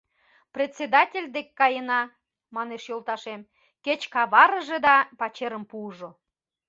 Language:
Mari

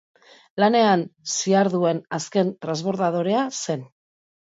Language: Basque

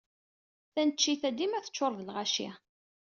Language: Kabyle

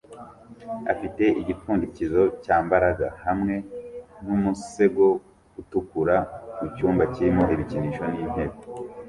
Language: Kinyarwanda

